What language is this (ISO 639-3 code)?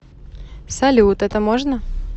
rus